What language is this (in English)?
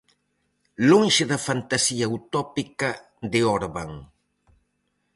Galician